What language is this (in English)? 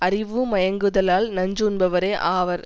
Tamil